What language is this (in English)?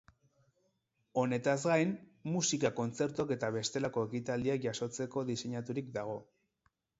Basque